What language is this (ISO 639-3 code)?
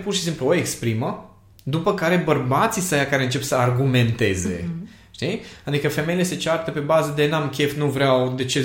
ron